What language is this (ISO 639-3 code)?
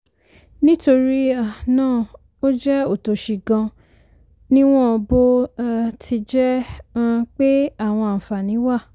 yor